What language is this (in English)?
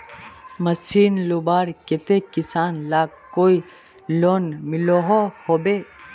Magahi